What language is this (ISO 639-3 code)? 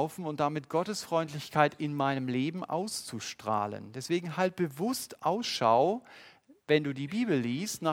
deu